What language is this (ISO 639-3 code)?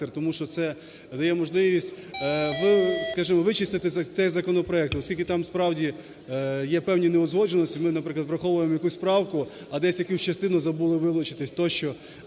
ukr